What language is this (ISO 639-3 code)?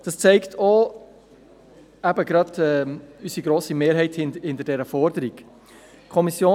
gsw